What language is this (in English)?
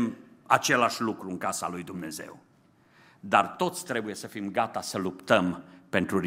Romanian